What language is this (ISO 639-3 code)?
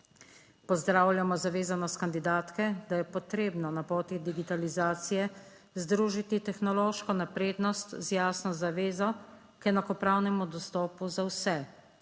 slv